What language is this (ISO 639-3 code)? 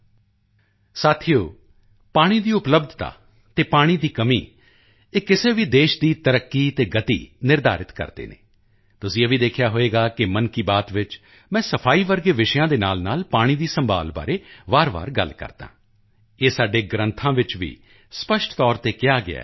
pan